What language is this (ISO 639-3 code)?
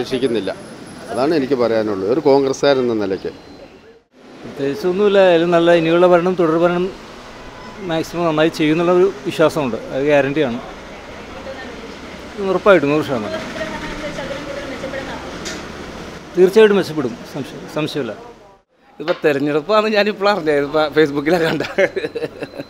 mal